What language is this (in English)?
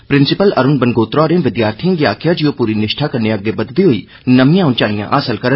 Dogri